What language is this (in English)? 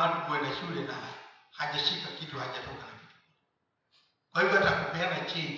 Swahili